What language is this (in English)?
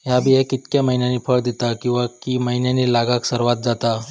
Marathi